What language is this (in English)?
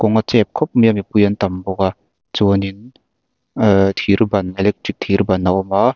Mizo